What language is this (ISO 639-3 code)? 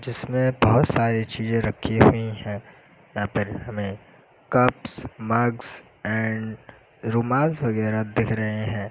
hin